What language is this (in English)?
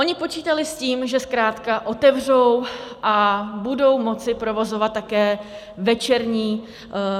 Czech